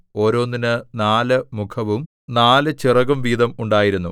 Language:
Malayalam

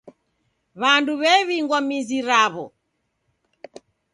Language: Taita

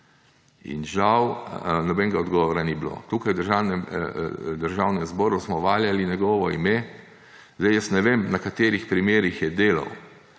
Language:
Slovenian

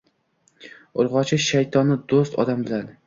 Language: Uzbek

